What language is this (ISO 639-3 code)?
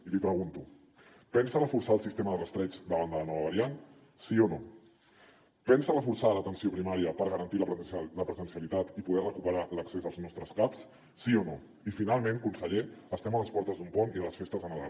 cat